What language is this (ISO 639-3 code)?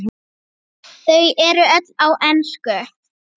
isl